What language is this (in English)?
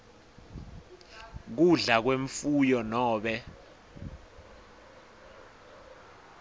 Swati